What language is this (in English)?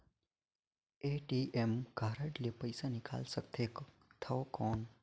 Chhattisgarhi